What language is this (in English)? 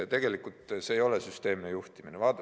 Estonian